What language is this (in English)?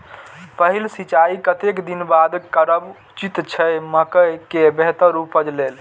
Maithili